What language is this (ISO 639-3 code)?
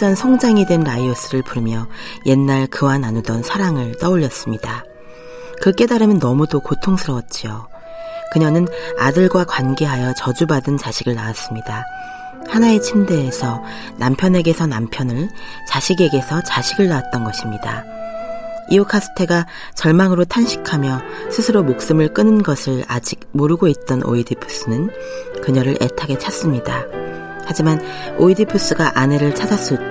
kor